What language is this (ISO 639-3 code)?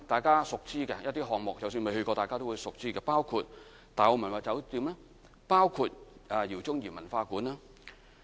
yue